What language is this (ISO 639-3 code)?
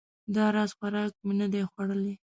pus